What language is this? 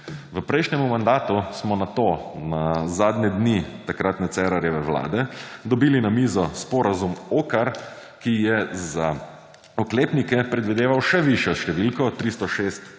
Slovenian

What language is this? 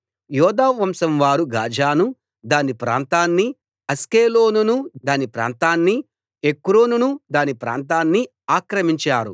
Telugu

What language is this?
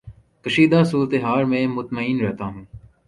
Urdu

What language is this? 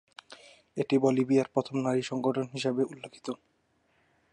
Bangla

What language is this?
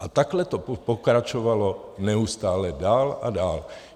Czech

